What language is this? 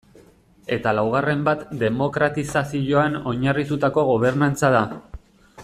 Basque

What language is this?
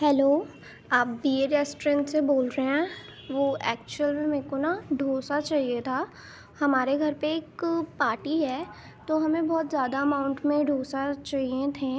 Urdu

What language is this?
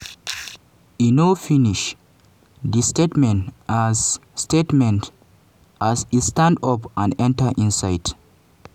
Nigerian Pidgin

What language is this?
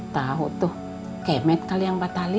Indonesian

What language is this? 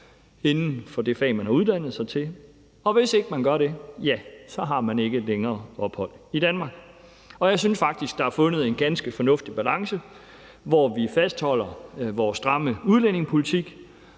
Danish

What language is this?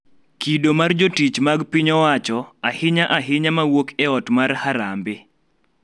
Luo (Kenya and Tanzania)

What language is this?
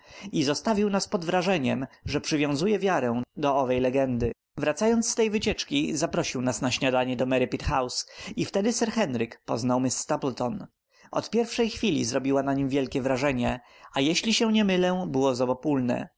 Polish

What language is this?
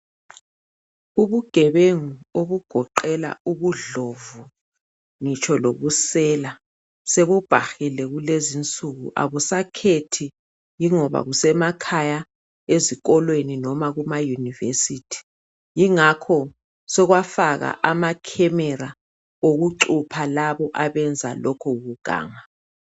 North Ndebele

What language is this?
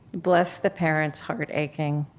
English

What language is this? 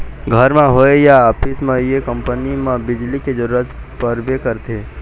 Chhattisgarhi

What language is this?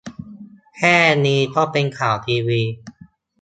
Thai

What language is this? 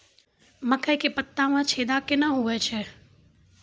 Maithili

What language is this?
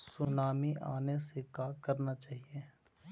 Magahi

